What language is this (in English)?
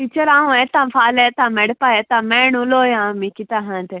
Konkani